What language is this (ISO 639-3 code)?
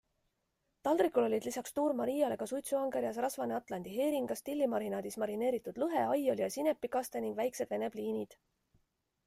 est